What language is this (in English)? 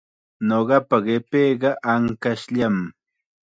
Chiquián Ancash Quechua